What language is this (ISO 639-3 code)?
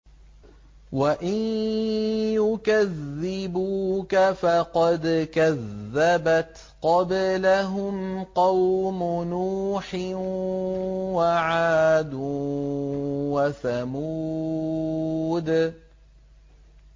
ara